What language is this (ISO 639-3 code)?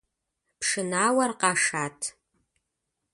kbd